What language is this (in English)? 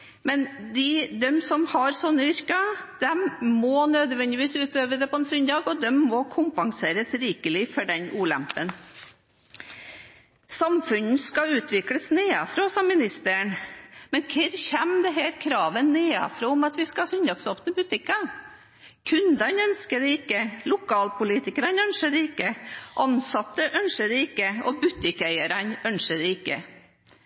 Norwegian Bokmål